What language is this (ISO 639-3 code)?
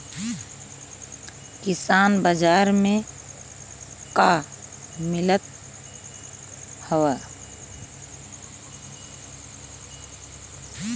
bho